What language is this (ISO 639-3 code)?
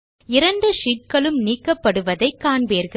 tam